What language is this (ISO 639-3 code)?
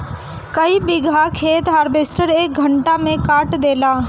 bho